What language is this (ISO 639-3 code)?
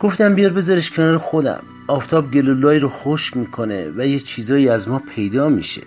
fas